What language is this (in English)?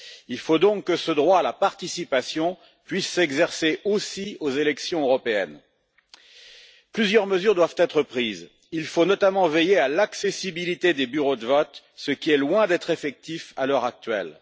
French